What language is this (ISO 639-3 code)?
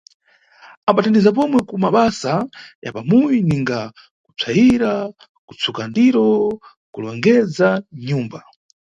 nyu